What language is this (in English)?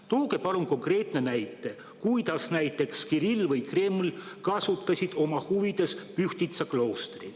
Estonian